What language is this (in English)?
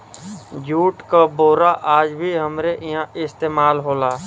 Bhojpuri